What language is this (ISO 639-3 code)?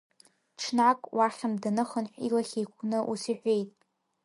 abk